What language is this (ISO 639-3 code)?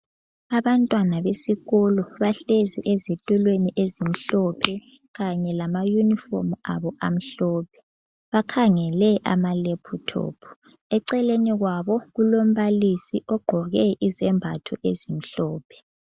nde